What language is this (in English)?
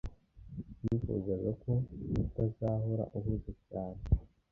Kinyarwanda